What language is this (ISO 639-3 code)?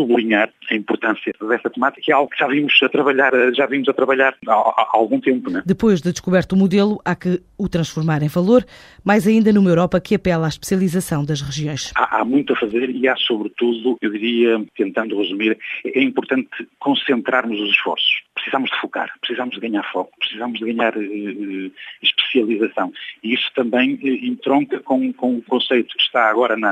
por